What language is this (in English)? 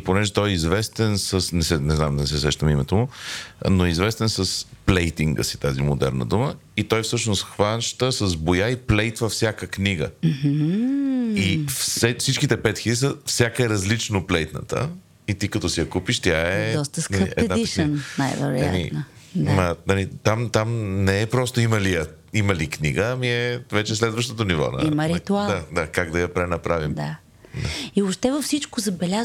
Bulgarian